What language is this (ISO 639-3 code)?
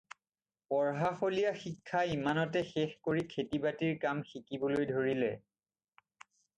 asm